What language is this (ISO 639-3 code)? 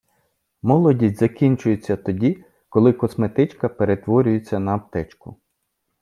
ukr